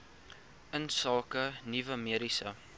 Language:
Afrikaans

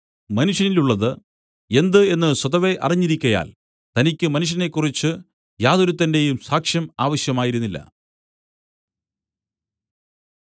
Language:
Malayalam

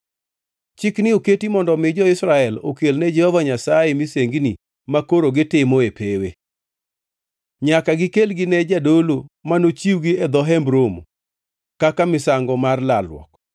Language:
Luo (Kenya and Tanzania)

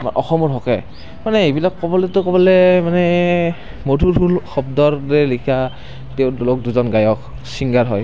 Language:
Assamese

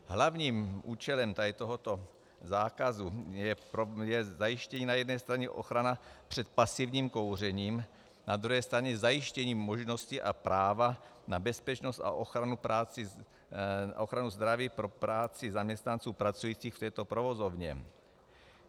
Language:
Czech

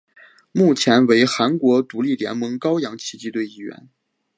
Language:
Chinese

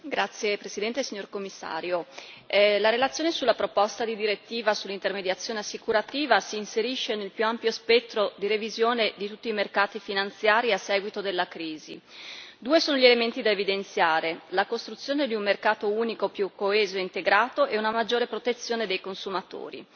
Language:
Italian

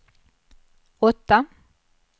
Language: Swedish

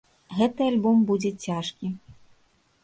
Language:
Belarusian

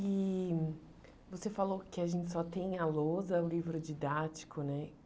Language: Portuguese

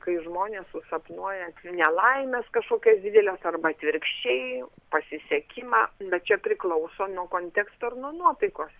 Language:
Lithuanian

